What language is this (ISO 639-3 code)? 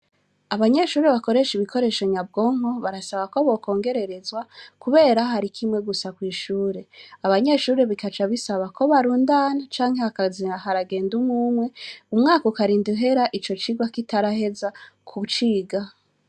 run